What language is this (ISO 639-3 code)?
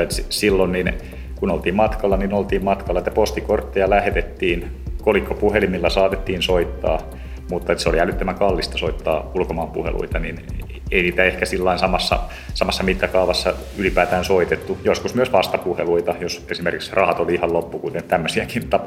fin